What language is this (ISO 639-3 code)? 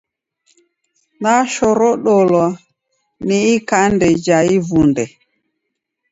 dav